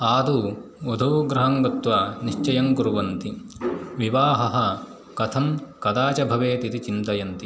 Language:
Sanskrit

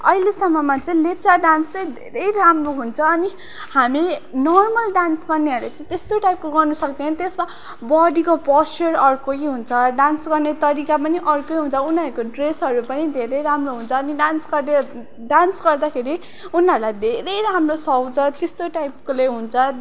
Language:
Nepali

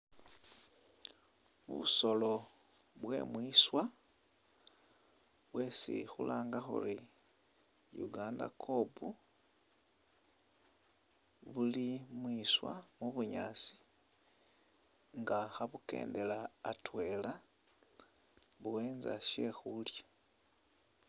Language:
Masaaba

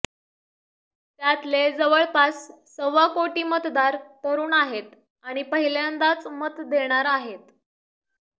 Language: Marathi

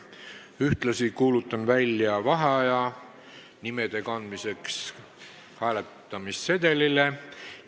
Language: Estonian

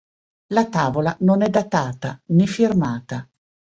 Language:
Italian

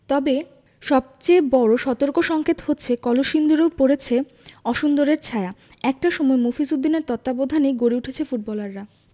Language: Bangla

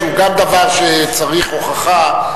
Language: Hebrew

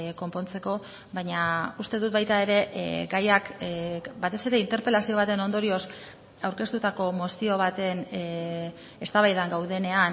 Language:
Basque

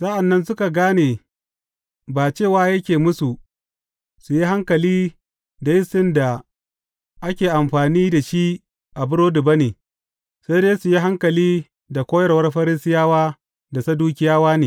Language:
Hausa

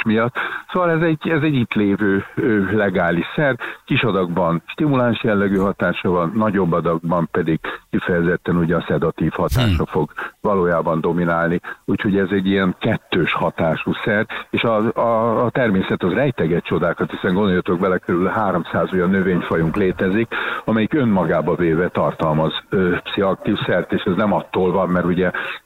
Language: Hungarian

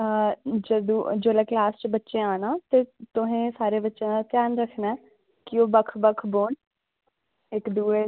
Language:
Dogri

